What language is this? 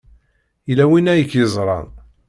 Kabyle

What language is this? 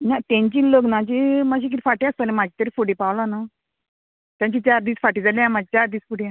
Konkani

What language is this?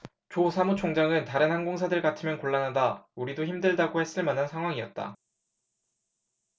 Korean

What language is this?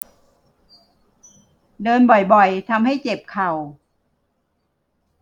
Thai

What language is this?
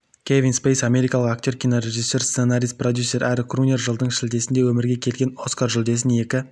Kazakh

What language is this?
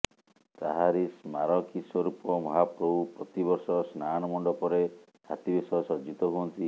Odia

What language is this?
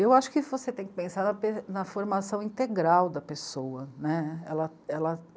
Portuguese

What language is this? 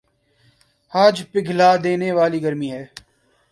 Urdu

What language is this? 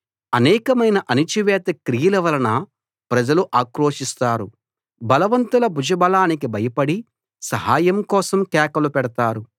Telugu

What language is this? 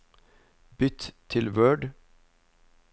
Norwegian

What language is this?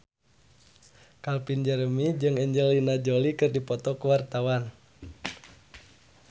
Sundanese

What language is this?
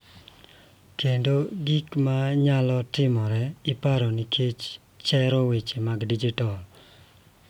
Luo (Kenya and Tanzania)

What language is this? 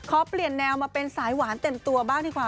Thai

